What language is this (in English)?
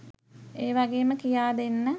Sinhala